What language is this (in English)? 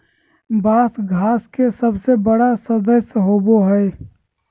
Magahi